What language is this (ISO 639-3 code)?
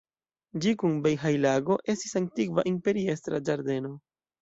epo